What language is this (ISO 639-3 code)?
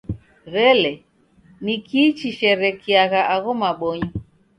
dav